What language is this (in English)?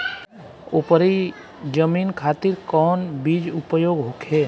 Bhojpuri